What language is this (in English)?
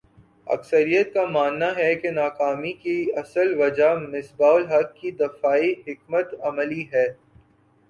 Urdu